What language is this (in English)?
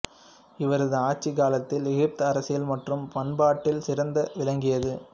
Tamil